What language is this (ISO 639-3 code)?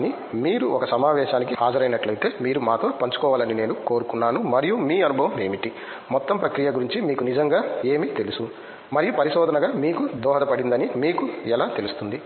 tel